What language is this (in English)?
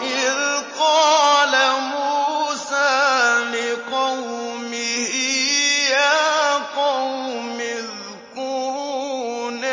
Arabic